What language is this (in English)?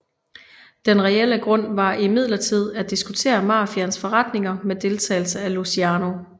Danish